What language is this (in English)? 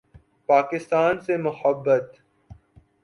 Urdu